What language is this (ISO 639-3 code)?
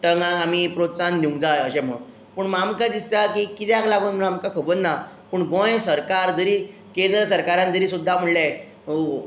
kok